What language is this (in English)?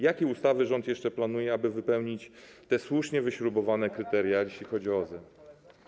Polish